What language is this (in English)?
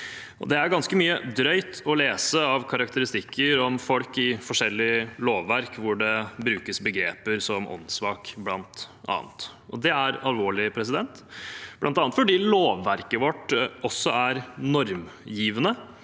Norwegian